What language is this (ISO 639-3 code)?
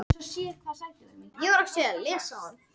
isl